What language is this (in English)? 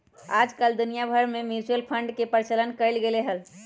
Magahi